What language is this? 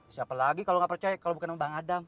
Indonesian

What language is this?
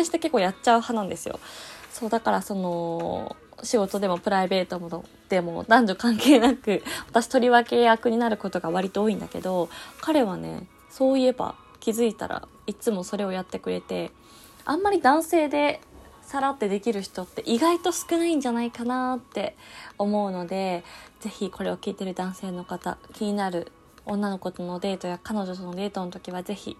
Japanese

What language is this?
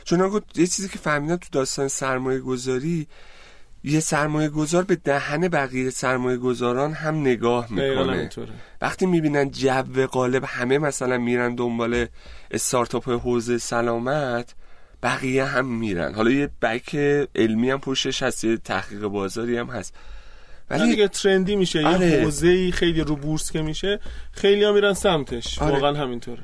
Persian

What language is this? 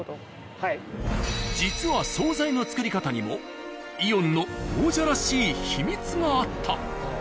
Japanese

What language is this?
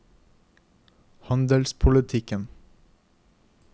Norwegian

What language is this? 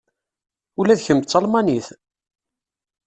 Kabyle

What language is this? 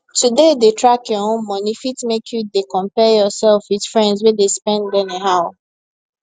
Nigerian Pidgin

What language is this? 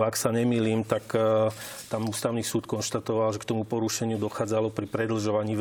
Slovak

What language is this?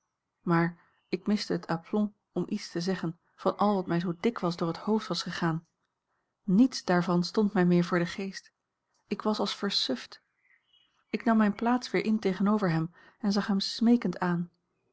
Dutch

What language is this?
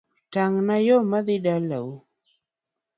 Luo (Kenya and Tanzania)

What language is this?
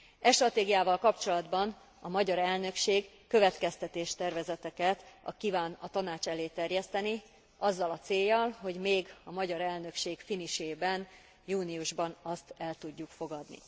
Hungarian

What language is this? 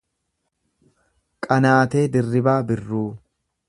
Oromo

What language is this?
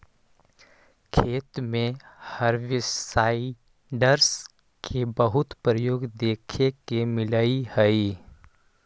Magahi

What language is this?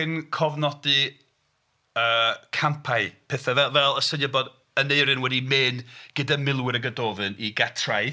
Welsh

